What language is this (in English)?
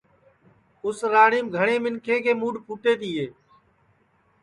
Sansi